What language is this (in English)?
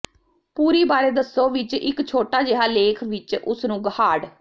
Punjabi